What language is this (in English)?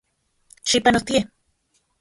Central Puebla Nahuatl